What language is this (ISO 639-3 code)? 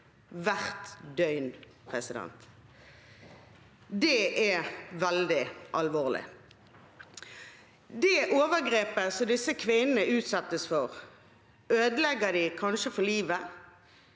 nor